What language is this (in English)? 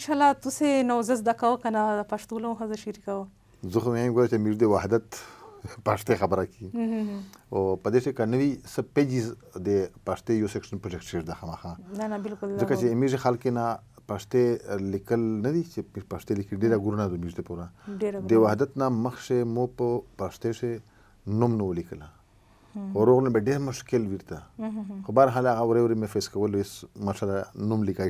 Arabic